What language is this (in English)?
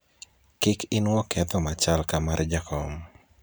Luo (Kenya and Tanzania)